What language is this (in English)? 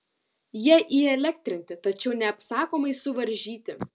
Lithuanian